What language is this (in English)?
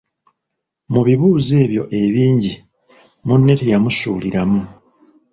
Ganda